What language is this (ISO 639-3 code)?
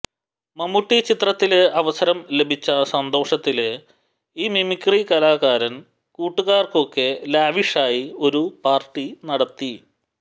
mal